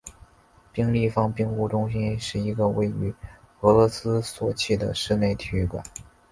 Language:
Chinese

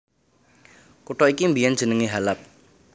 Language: Javanese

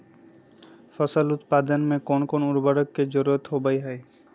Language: Magahi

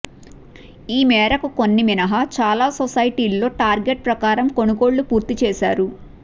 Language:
Telugu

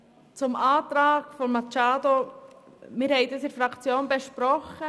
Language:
Swiss German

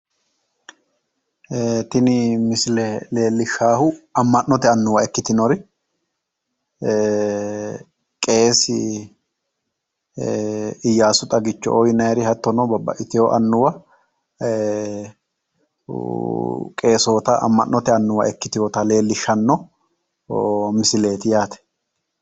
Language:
Sidamo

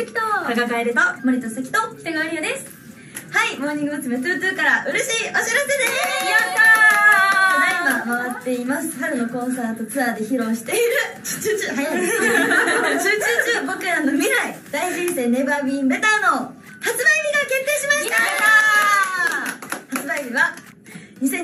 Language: Japanese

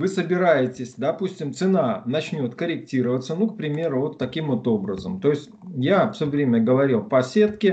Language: Russian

